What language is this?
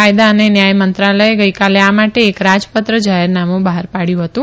Gujarati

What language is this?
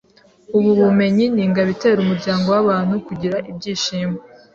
Kinyarwanda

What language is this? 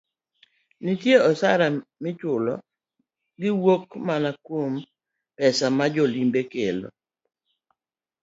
Luo (Kenya and Tanzania)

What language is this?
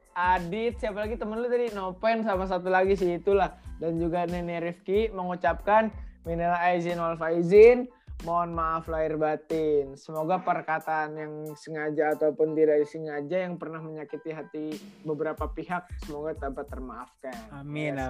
Indonesian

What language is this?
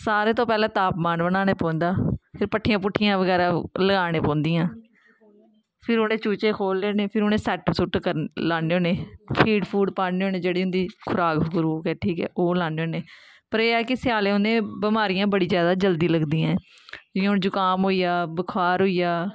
Dogri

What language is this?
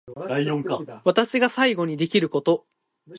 Japanese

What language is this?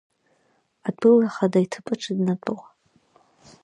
Abkhazian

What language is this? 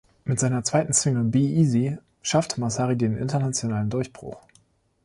German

